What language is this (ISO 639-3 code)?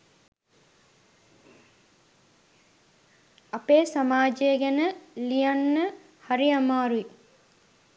sin